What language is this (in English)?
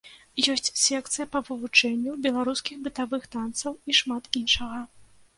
Belarusian